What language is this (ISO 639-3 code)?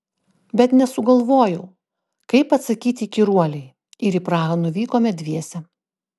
lit